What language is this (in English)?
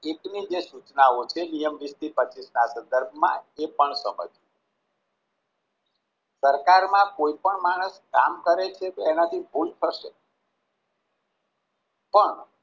Gujarati